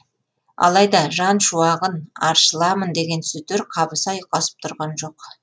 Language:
Kazakh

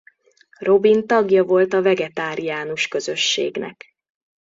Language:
Hungarian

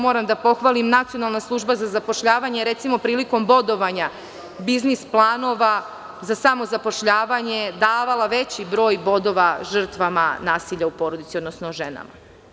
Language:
Serbian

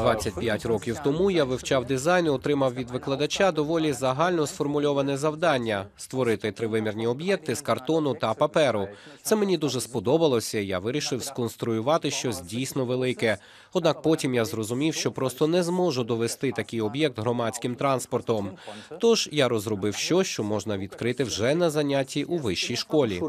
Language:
Ukrainian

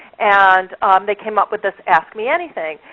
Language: English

